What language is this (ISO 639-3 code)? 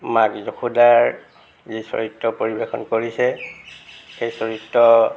asm